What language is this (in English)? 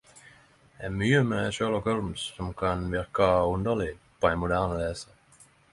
Norwegian Nynorsk